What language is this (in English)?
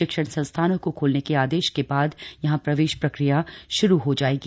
Hindi